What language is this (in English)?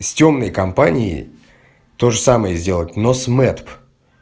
Russian